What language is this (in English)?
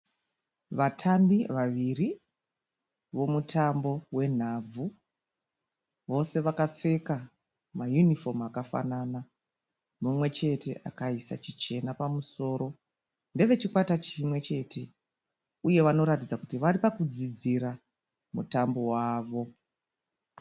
Shona